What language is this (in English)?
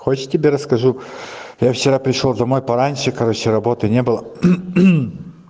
Russian